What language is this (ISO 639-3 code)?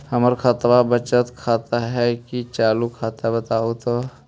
mag